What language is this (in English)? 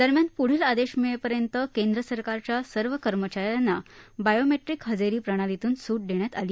Marathi